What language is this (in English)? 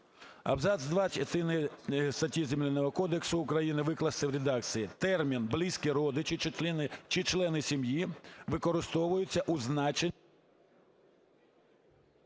Ukrainian